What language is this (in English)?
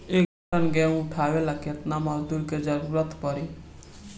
Bhojpuri